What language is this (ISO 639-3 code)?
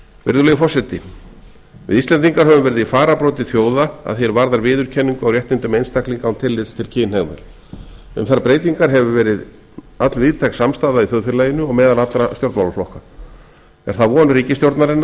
isl